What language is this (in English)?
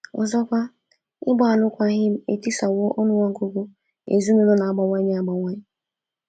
Igbo